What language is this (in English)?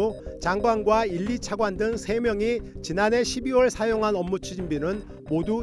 Korean